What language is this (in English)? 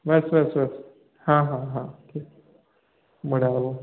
Odia